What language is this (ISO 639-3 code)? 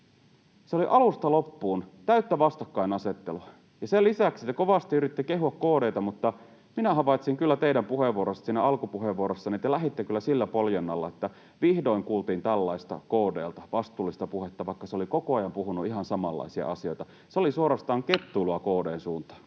fin